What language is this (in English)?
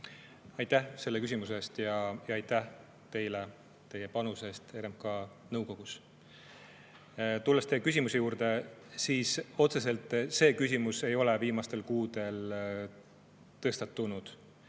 Estonian